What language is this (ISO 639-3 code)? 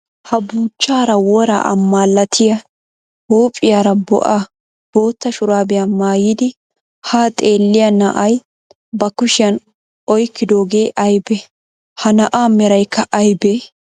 wal